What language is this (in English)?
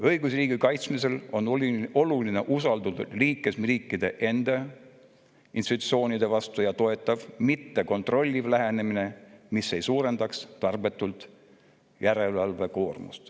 Estonian